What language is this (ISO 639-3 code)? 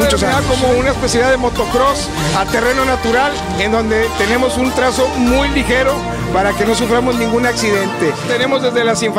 spa